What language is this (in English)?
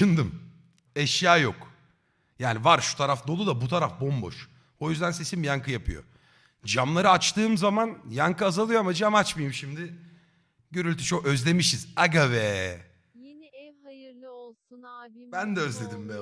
Turkish